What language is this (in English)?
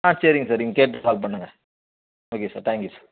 Tamil